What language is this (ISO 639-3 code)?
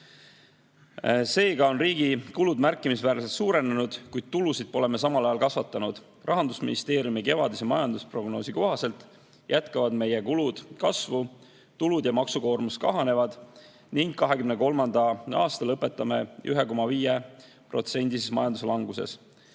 est